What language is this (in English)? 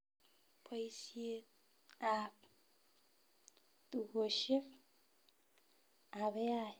Kalenjin